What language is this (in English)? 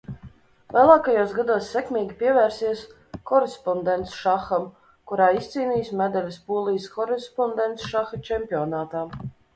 Latvian